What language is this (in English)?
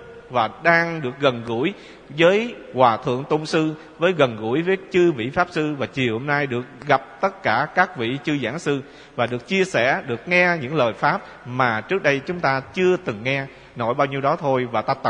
Vietnamese